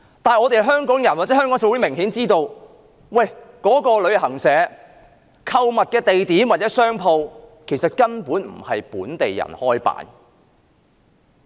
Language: Cantonese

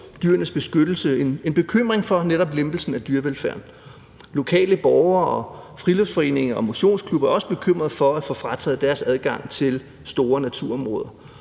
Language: Danish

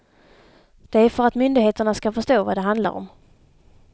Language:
Swedish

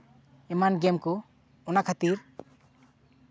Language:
Santali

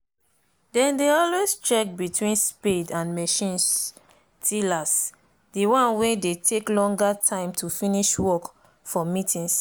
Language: Nigerian Pidgin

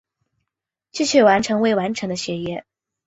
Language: Chinese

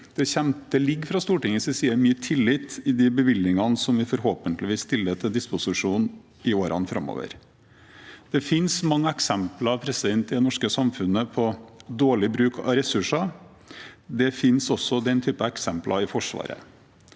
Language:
Norwegian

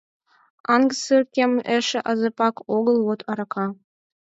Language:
Mari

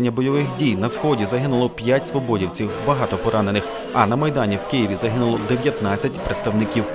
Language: Ukrainian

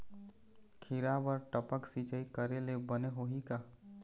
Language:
Chhattisgarhi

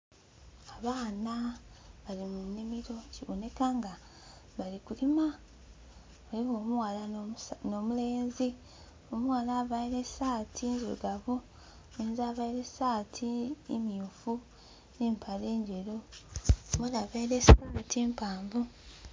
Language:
Soga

